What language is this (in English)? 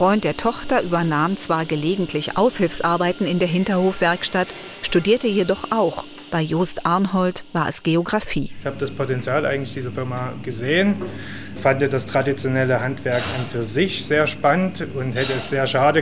German